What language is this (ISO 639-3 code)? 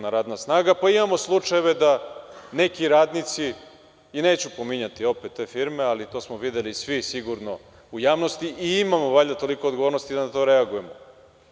srp